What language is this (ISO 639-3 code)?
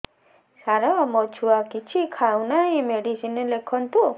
ori